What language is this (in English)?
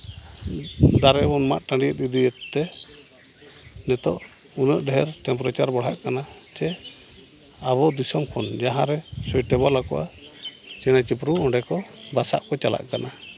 Santali